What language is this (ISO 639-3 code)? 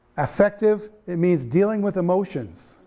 eng